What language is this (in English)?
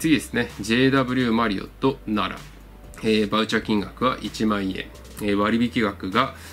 Japanese